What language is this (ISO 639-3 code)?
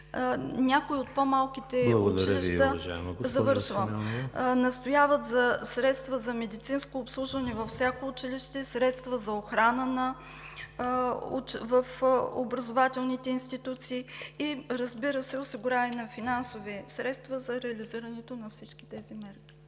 bul